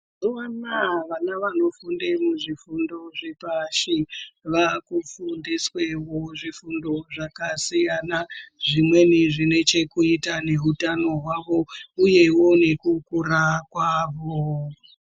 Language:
Ndau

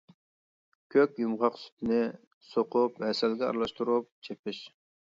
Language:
Uyghur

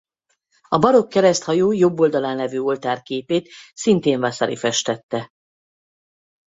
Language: Hungarian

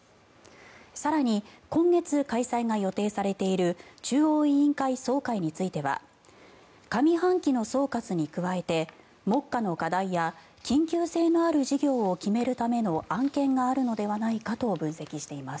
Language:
Japanese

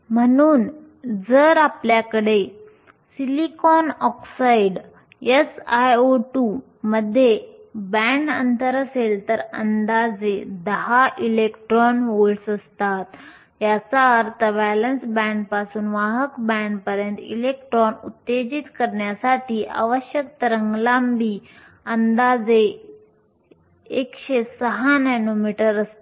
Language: Marathi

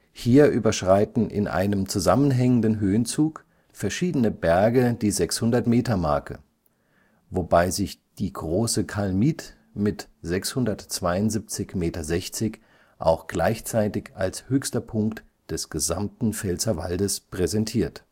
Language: German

